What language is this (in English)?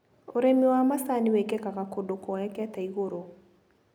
Kikuyu